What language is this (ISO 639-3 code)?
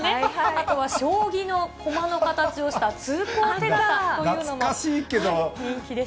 jpn